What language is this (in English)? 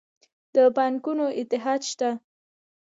Pashto